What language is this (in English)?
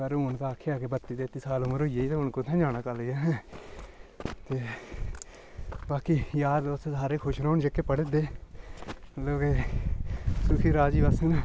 Dogri